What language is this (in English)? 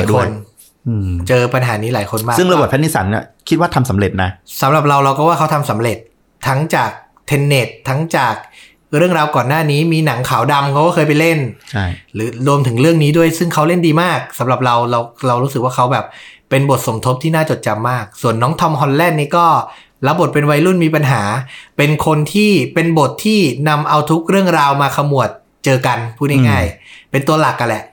Thai